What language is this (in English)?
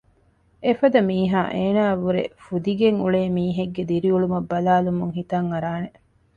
Divehi